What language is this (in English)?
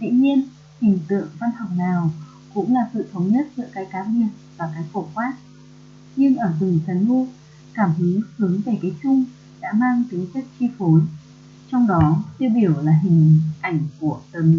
Vietnamese